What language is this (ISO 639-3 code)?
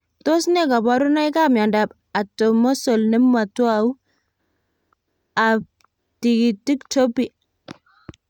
kln